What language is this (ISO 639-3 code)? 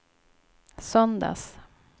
swe